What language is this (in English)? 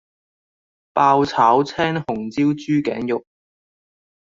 Cantonese